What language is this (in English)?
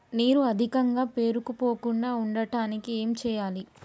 Telugu